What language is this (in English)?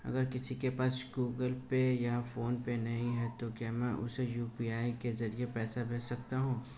Hindi